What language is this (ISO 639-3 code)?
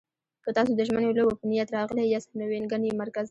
pus